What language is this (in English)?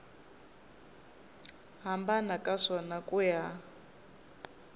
Tsonga